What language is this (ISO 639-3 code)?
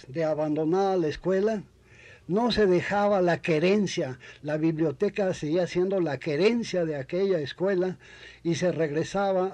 spa